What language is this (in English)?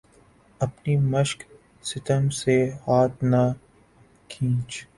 Urdu